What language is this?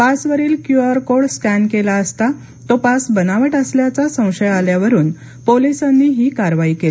Marathi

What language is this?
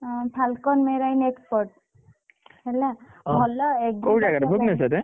Odia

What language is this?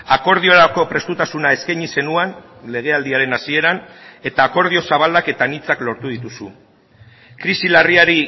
Basque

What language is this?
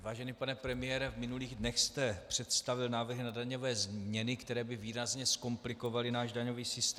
Czech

